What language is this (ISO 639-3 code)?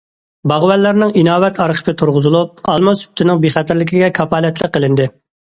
uig